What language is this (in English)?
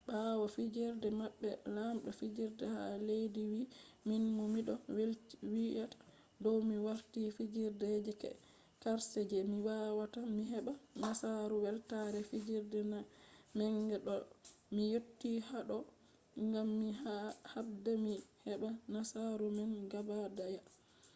Fula